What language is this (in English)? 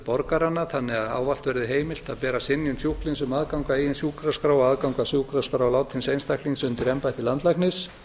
Icelandic